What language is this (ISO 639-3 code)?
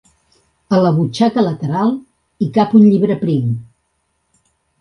cat